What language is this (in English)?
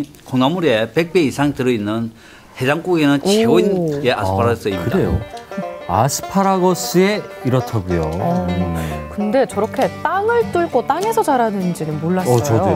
Korean